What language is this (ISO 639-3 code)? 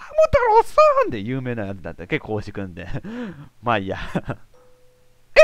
jpn